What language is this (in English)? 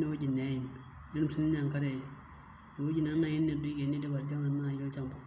Masai